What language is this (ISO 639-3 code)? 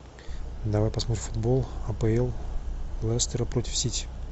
rus